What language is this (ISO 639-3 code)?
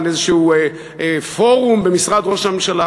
heb